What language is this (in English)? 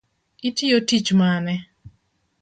Luo (Kenya and Tanzania)